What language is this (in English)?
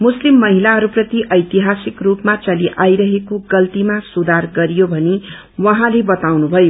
Nepali